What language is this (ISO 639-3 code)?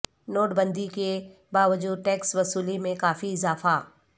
urd